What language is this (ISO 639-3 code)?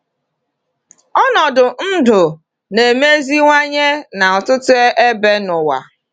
ibo